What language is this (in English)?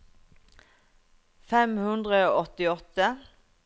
Norwegian